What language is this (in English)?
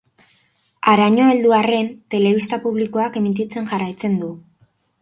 Basque